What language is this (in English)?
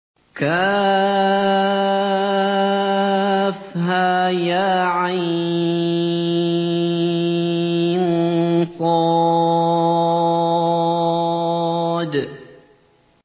Arabic